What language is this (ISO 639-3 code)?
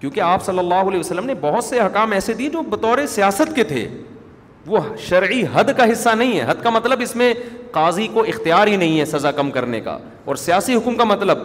urd